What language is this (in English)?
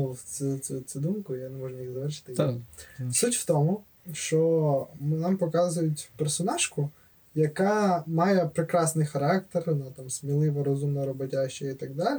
Ukrainian